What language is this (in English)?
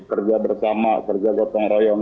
Indonesian